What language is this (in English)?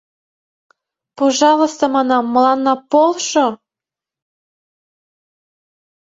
Mari